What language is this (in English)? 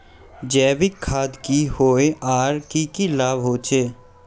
Magahi